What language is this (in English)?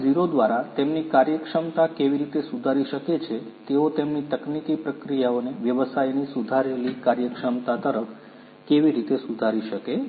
Gujarati